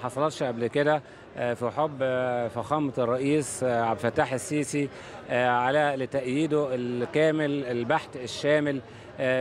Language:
Arabic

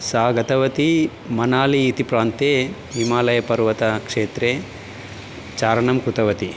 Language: Sanskrit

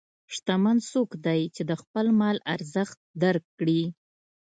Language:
Pashto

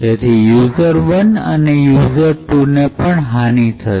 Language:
Gujarati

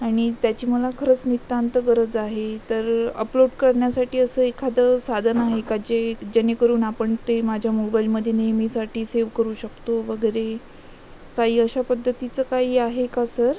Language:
Marathi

